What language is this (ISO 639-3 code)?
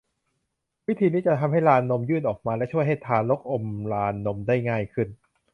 tha